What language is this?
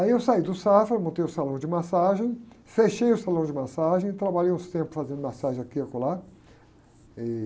Portuguese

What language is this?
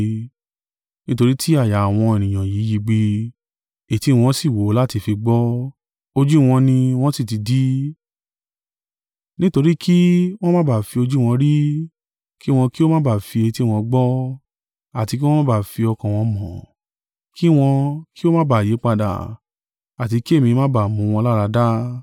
Yoruba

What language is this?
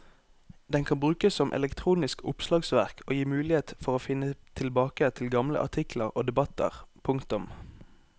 Norwegian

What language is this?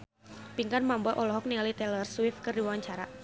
Sundanese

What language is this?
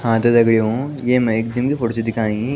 Garhwali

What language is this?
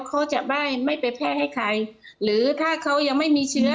Thai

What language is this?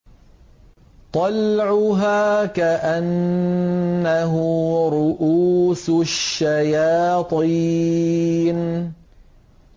Arabic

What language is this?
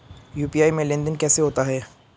Hindi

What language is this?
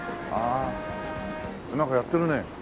Japanese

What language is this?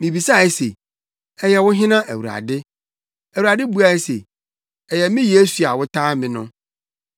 Akan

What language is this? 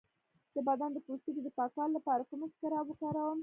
Pashto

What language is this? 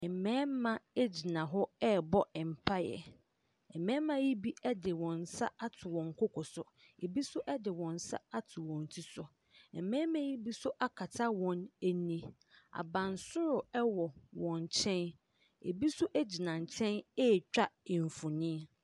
Akan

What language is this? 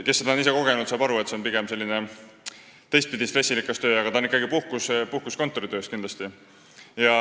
Estonian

